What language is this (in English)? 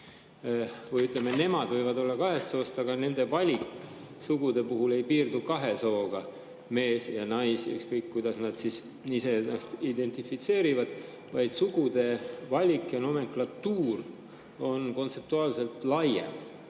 Estonian